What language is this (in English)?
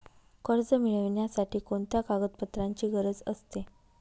Marathi